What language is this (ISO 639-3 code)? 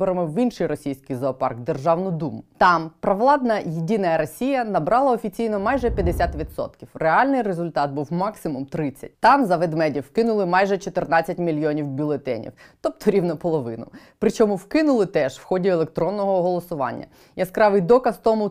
ukr